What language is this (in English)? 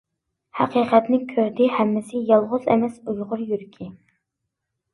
Uyghur